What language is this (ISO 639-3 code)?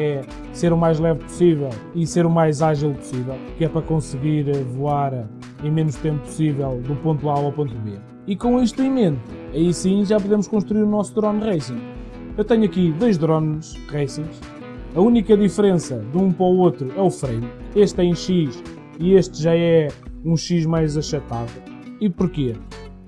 por